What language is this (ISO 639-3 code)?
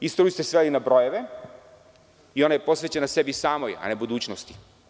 srp